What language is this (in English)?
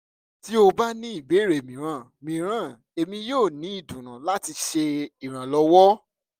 Yoruba